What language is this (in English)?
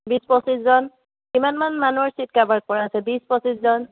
Assamese